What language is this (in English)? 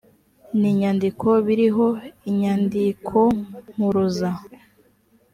Kinyarwanda